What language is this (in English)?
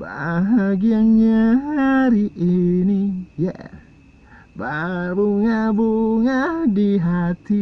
Indonesian